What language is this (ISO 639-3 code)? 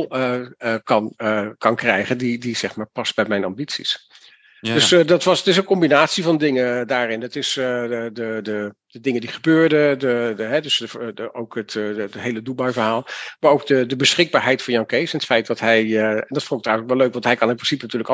nld